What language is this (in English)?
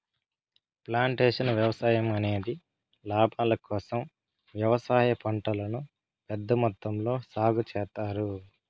Telugu